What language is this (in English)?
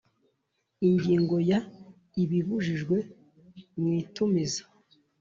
Kinyarwanda